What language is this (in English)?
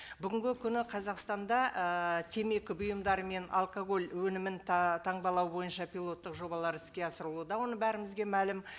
Kazakh